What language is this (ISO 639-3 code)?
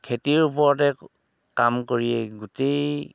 asm